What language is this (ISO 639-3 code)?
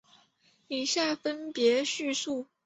zho